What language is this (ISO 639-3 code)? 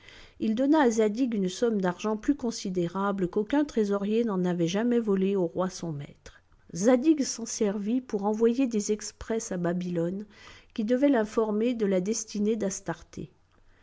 fra